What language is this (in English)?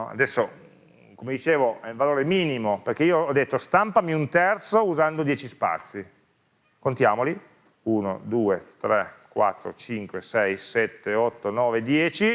Italian